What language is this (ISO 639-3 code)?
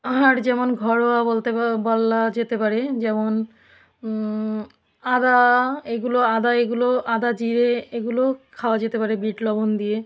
ben